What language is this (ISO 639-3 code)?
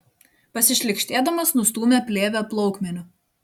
lit